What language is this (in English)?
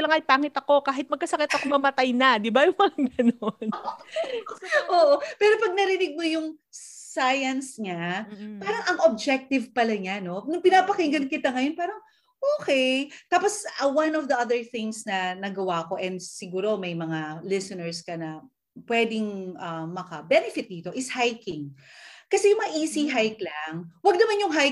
Filipino